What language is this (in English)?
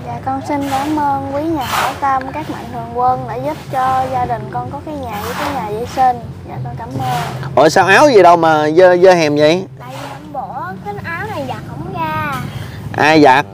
Vietnamese